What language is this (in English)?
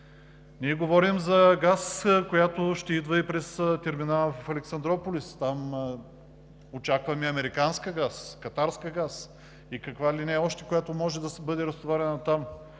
Bulgarian